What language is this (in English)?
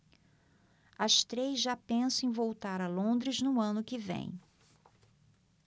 Portuguese